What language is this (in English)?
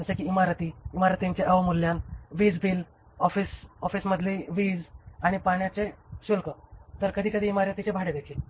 Marathi